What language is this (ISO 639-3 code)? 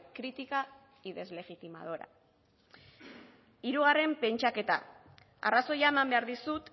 eus